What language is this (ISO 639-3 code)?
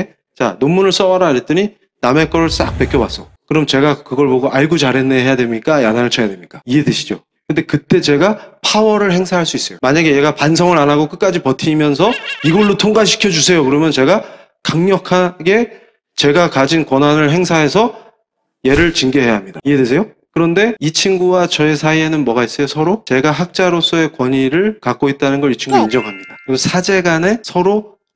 kor